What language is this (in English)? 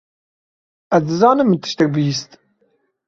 Kurdish